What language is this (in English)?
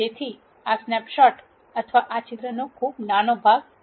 Gujarati